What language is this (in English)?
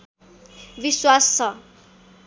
Nepali